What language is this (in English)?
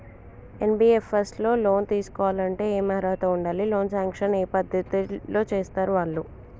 Telugu